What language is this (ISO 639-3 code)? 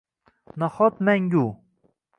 uzb